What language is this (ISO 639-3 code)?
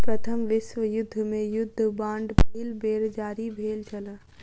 mai